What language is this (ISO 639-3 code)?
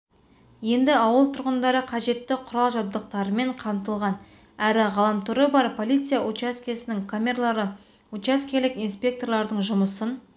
kaz